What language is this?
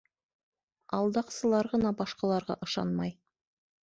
Bashkir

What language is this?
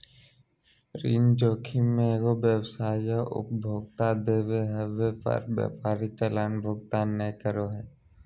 Magahi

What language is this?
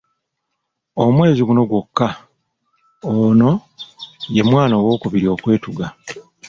Ganda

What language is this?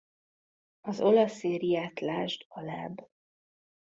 Hungarian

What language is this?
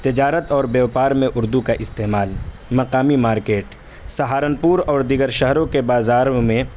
Urdu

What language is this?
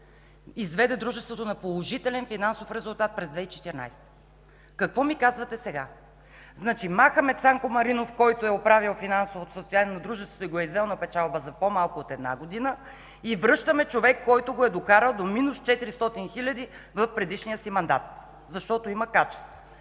Bulgarian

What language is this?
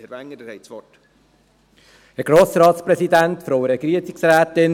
Swiss German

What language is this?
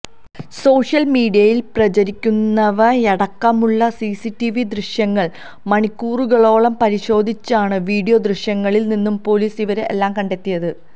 Malayalam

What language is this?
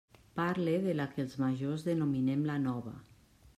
Catalan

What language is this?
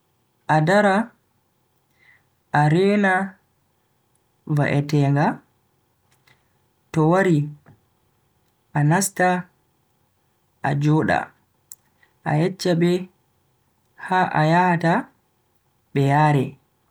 Bagirmi Fulfulde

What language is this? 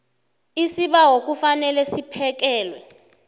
South Ndebele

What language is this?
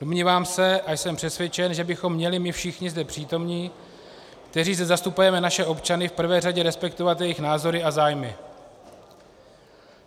Czech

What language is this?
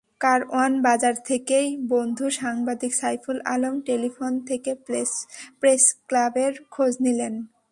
Bangla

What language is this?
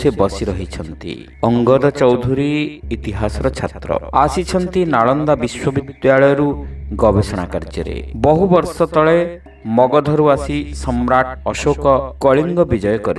Hindi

